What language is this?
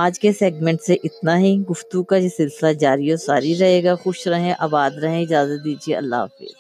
Urdu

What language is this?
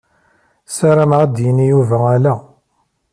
Kabyle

